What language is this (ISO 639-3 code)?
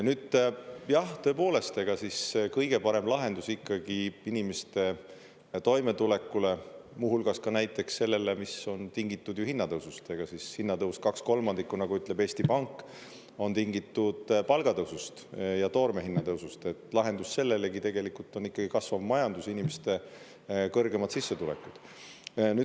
est